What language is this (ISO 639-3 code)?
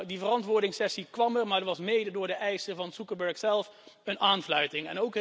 nld